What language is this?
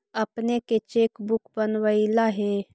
Magahi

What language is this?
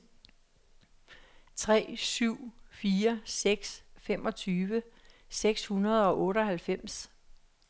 Danish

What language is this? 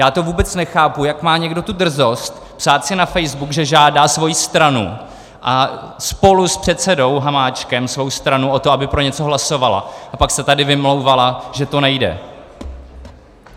Czech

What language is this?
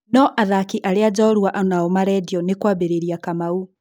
Kikuyu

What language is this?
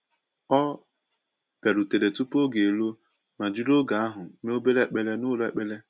Igbo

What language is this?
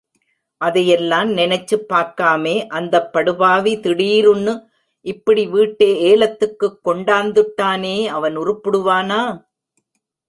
Tamil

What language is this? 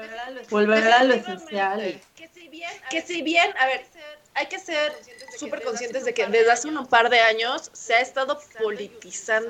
Spanish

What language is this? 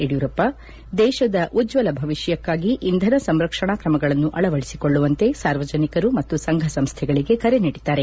Kannada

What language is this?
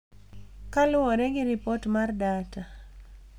Luo (Kenya and Tanzania)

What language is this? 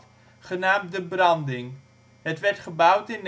Dutch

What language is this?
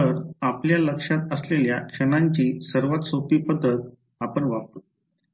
Marathi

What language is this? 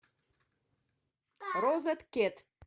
Russian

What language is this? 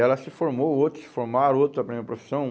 Portuguese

